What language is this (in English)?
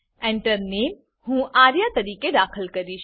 Gujarati